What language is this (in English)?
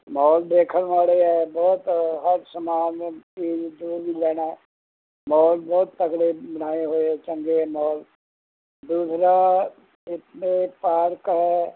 Punjabi